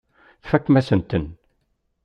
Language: Kabyle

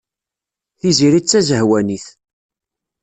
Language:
Kabyle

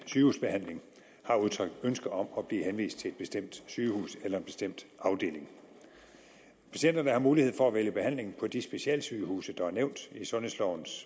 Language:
Danish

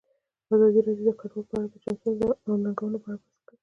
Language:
Pashto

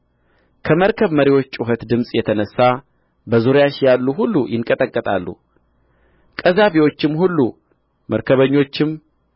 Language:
Amharic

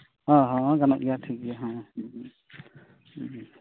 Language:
Santali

